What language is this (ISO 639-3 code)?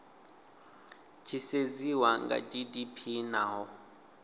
ven